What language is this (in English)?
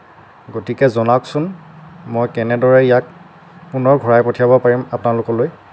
Assamese